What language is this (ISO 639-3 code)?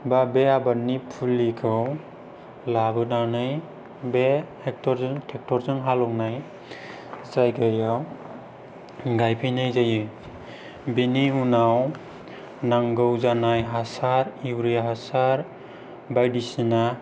brx